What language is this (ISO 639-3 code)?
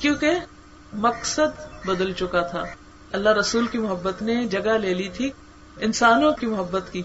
urd